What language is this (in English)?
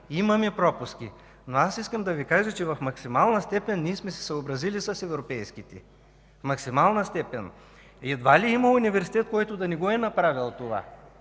Bulgarian